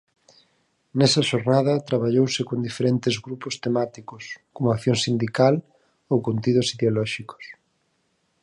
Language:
Galician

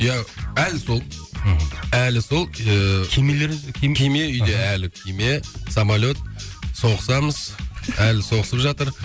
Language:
Kazakh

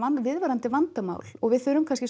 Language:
Icelandic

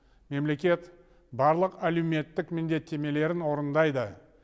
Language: Kazakh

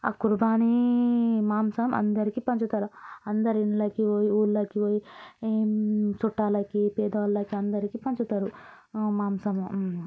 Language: Telugu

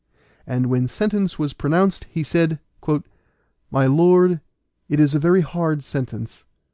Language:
English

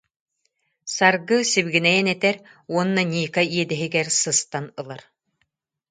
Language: Yakut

